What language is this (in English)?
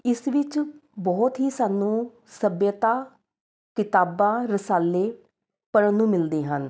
Punjabi